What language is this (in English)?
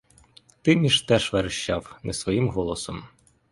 Ukrainian